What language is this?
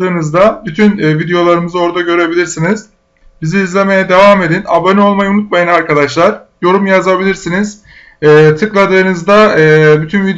Turkish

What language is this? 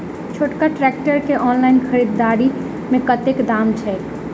Maithili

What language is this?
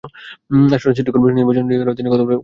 Bangla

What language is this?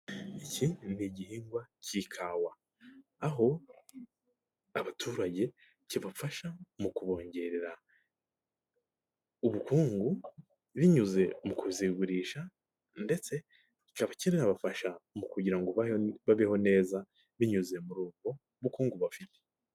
Kinyarwanda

